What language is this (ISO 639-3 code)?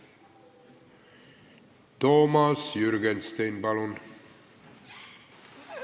est